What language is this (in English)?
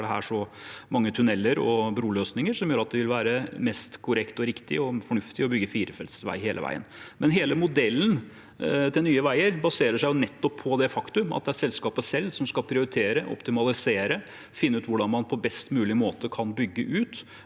Norwegian